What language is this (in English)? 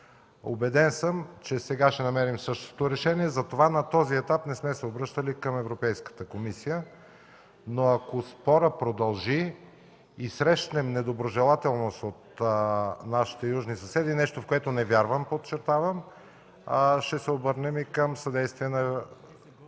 Bulgarian